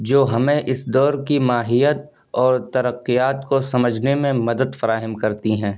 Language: Urdu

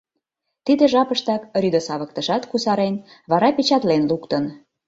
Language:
Mari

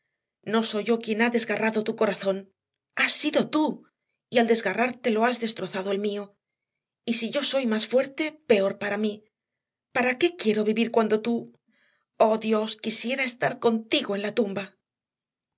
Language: Spanish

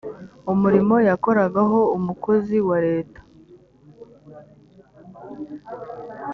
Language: Kinyarwanda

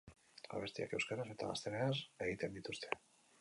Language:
Basque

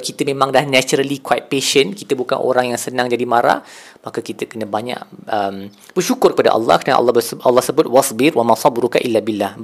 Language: Malay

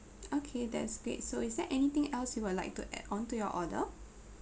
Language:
English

